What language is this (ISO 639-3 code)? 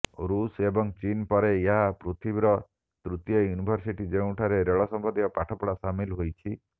ori